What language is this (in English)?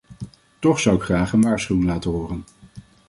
Dutch